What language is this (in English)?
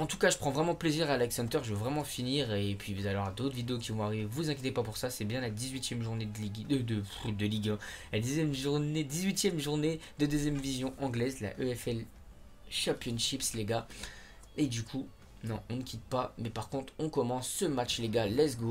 French